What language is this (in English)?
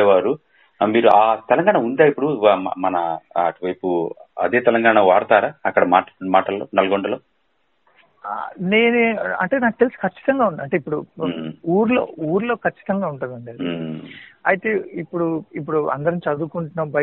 Telugu